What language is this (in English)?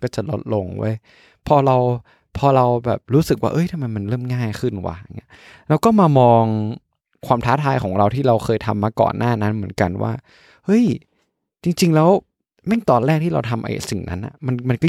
Thai